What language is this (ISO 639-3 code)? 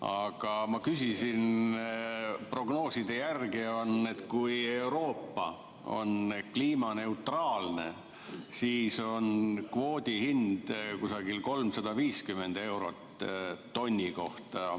est